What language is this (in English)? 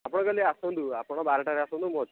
Odia